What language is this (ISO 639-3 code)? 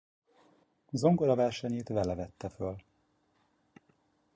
hun